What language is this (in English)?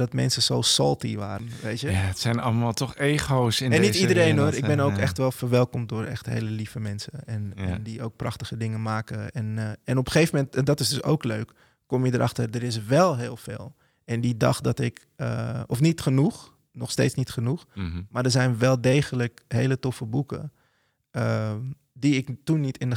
Dutch